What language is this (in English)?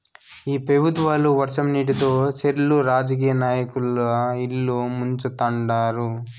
Telugu